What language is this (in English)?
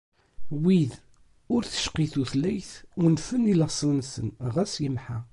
Kabyle